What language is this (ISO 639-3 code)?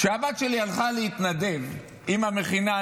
heb